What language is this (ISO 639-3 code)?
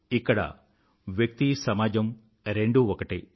tel